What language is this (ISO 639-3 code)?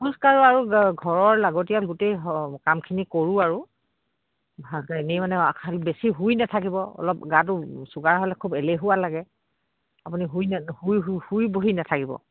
asm